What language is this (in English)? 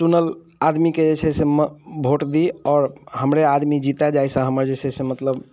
Maithili